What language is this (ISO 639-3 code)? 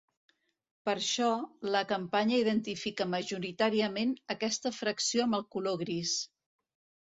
cat